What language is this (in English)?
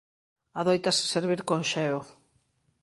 Galician